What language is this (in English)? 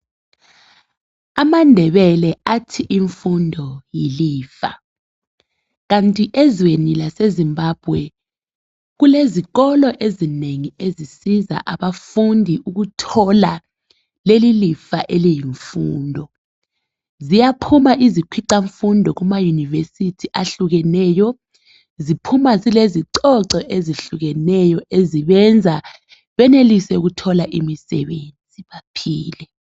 North Ndebele